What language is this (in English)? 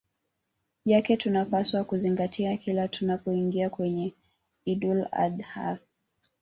Swahili